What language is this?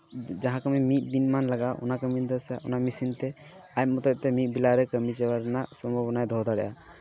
Santali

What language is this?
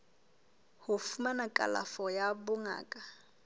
Southern Sotho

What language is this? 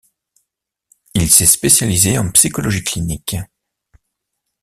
French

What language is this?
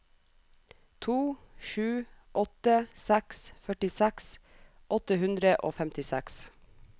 Norwegian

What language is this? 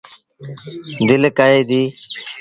Sindhi Bhil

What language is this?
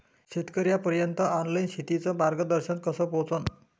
Marathi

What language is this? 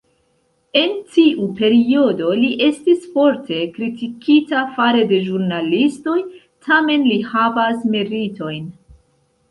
Esperanto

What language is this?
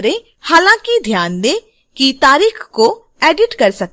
Hindi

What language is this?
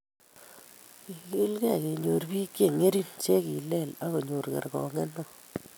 Kalenjin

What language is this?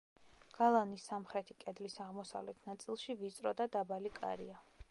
Georgian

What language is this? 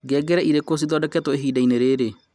Kikuyu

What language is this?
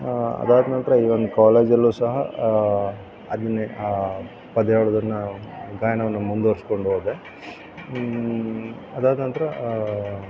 Kannada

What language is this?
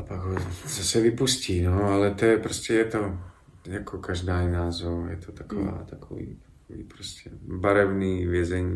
Czech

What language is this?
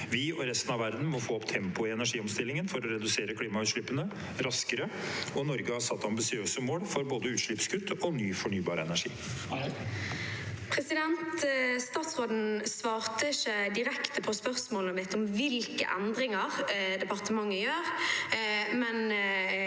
Norwegian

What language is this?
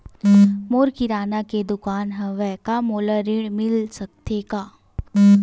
Chhattisgarhi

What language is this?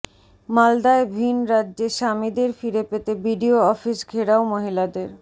Bangla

